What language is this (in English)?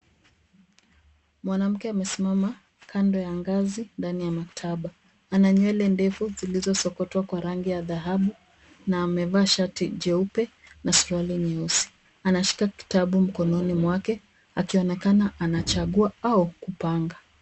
Swahili